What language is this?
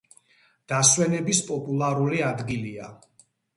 Georgian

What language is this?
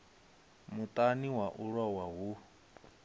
Venda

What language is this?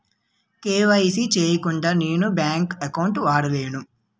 Telugu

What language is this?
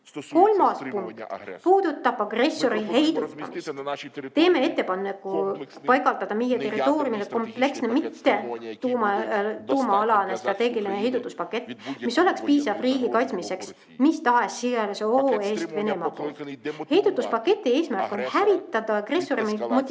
Estonian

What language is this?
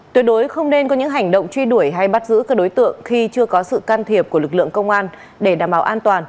Vietnamese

